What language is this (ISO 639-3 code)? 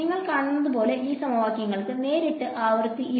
mal